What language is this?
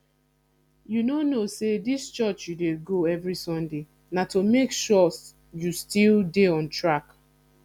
Nigerian Pidgin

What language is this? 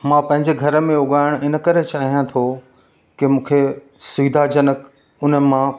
Sindhi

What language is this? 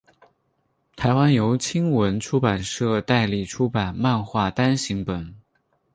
Chinese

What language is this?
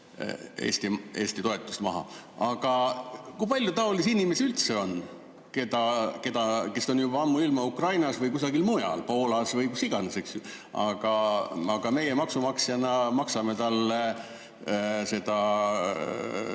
Estonian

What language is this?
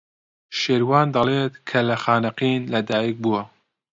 Central Kurdish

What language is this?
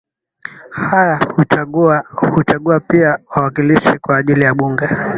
Swahili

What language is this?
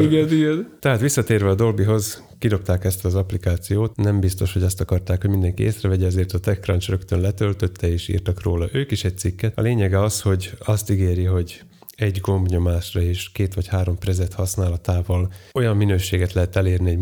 Hungarian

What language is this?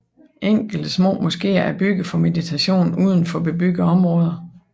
Danish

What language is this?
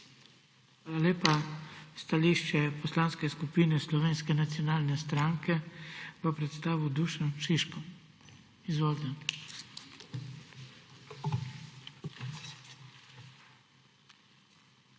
Slovenian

